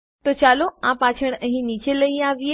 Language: Gujarati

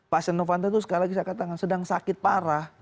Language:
Indonesian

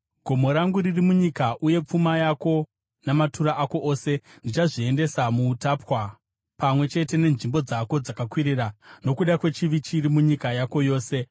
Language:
Shona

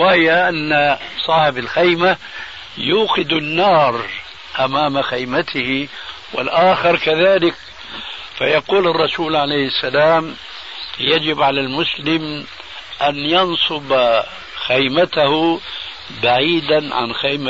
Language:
Arabic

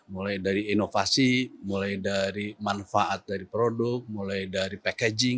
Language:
Indonesian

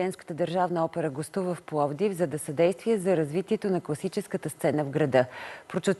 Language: Bulgarian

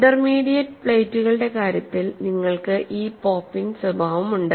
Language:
Malayalam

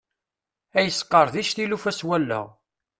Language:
Kabyle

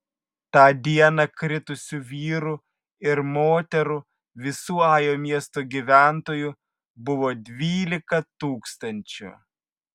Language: Lithuanian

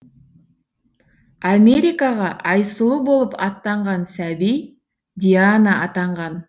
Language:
Kazakh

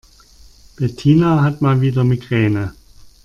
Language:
German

